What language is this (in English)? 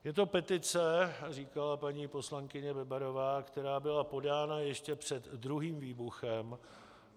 Czech